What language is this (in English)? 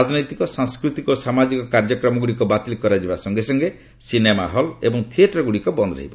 Odia